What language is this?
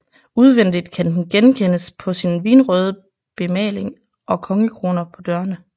Danish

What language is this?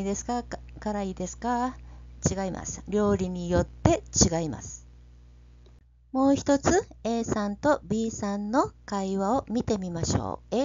Japanese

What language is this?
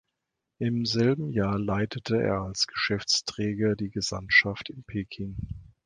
German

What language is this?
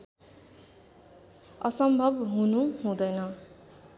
Nepali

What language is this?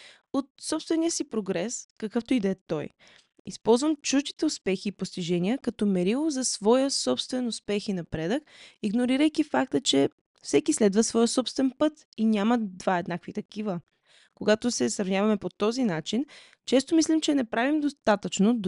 Bulgarian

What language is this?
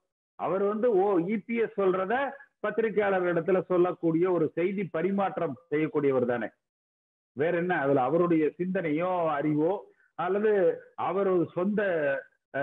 Hindi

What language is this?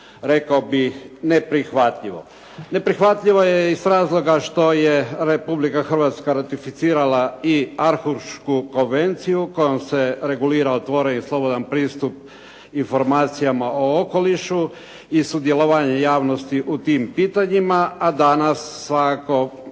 Croatian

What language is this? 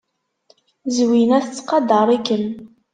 Kabyle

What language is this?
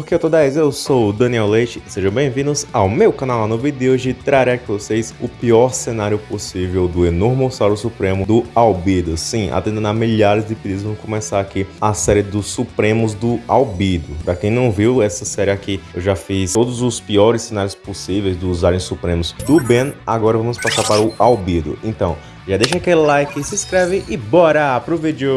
Portuguese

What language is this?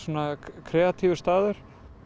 Icelandic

